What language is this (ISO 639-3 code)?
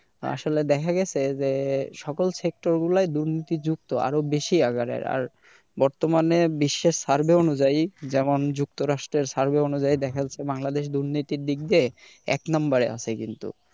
ben